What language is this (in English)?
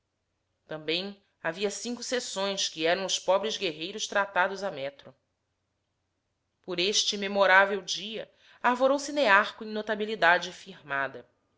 Portuguese